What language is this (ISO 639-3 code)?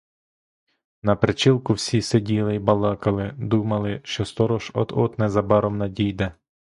ukr